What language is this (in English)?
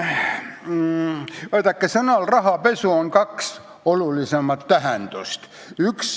Estonian